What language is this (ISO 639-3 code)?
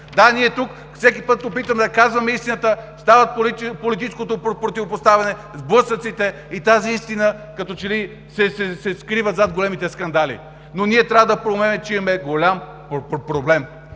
bul